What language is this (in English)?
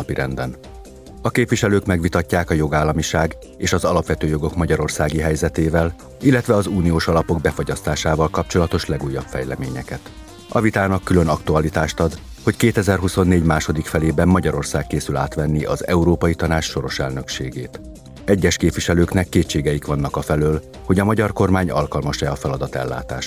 Hungarian